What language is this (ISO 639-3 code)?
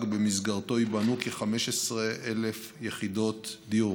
heb